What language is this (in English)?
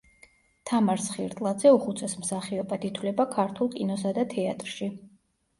Georgian